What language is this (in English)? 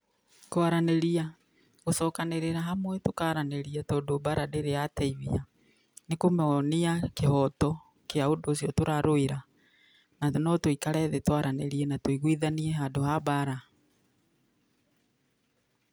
Kikuyu